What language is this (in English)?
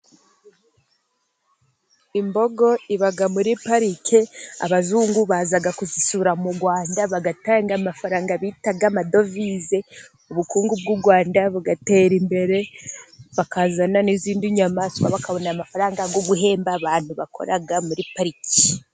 Kinyarwanda